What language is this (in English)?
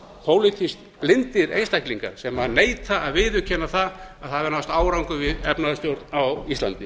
Icelandic